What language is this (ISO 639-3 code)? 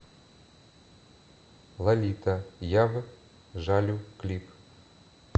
rus